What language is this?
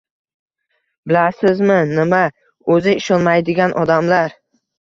Uzbek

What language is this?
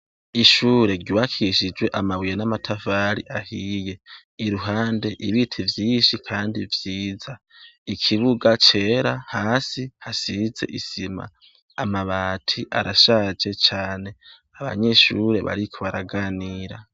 Rundi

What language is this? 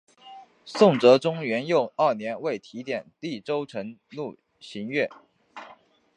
Chinese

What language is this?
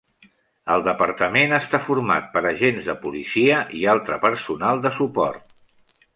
Catalan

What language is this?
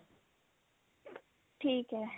Punjabi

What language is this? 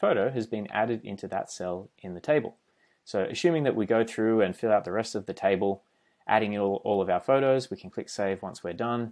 English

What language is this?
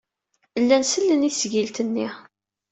Kabyle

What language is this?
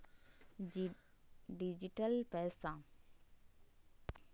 Magahi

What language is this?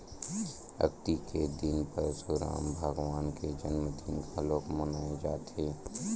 Chhattisgarhi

